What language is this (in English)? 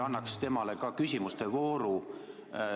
Estonian